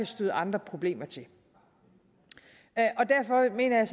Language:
Danish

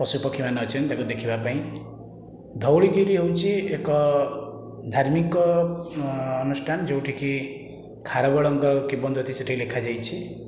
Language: Odia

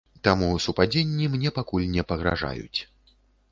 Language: Belarusian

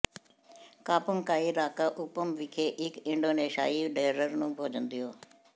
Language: Punjabi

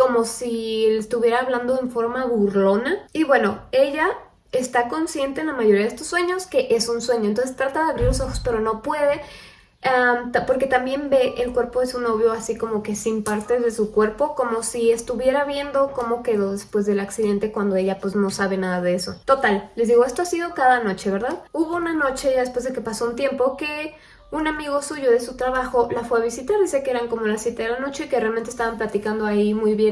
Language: Spanish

